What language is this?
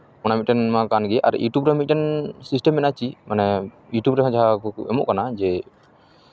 Santali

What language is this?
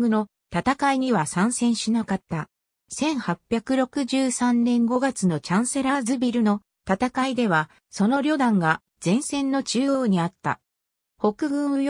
Japanese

